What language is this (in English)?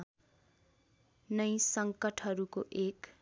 Nepali